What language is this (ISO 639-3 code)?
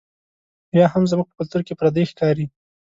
pus